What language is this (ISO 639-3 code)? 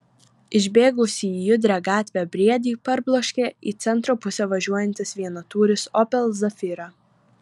lit